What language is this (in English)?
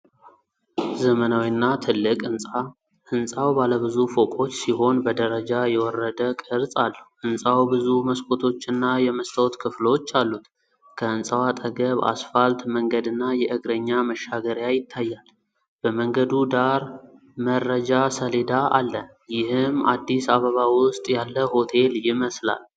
Amharic